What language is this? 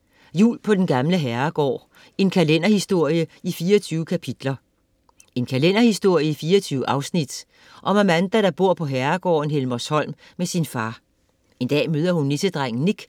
Danish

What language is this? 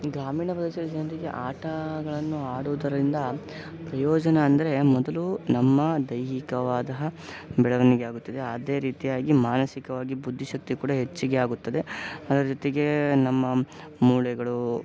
Kannada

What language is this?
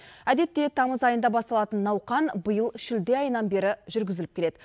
Kazakh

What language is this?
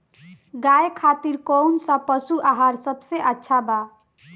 Bhojpuri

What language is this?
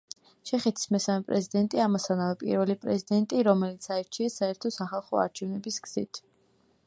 Georgian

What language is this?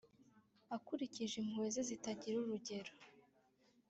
Kinyarwanda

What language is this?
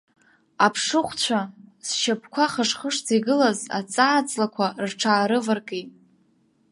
Abkhazian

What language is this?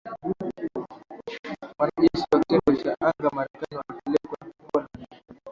Swahili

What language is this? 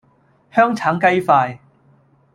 Cantonese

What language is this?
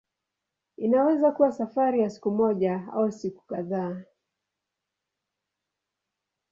Swahili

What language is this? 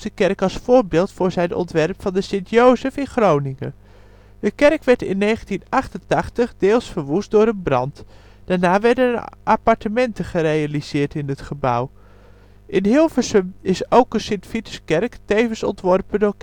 Dutch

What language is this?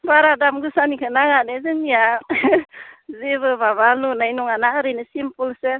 Bodo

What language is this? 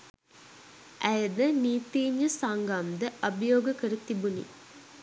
Sinhala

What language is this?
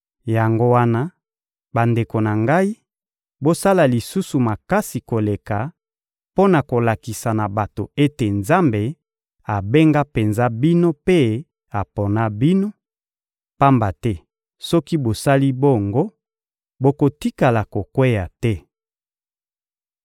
Lingala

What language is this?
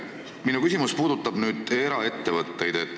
Estonian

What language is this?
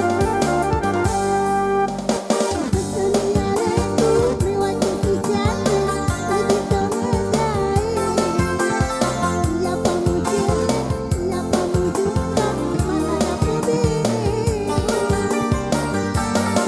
Indonesian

